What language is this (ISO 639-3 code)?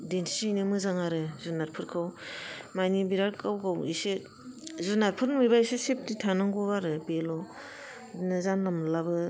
brx